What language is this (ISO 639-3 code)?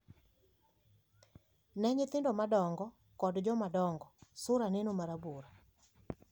luo